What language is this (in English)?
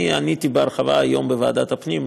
Hebrew